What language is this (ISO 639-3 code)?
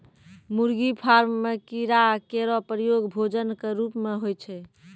mai